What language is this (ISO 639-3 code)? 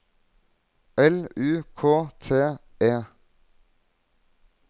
nor